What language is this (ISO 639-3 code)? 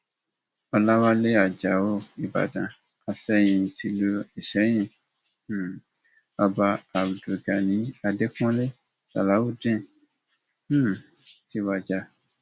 yor